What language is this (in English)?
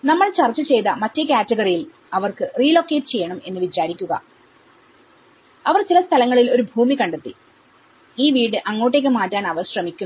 Malayalam